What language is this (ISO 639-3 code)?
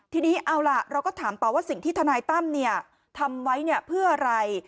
tha